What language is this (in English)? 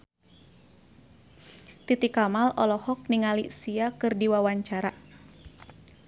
Sundanese